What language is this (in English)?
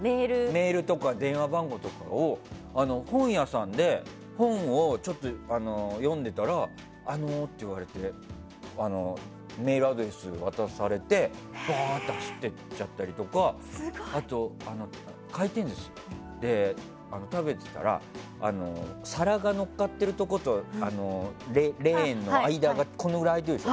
Japanese